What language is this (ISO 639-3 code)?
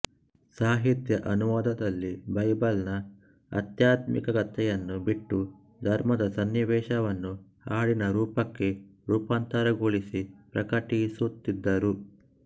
kan